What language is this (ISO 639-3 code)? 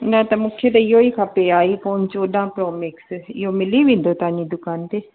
snd